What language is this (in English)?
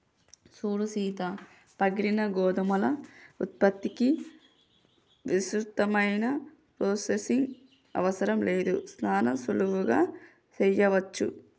Telugu